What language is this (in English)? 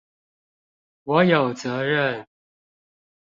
Chinese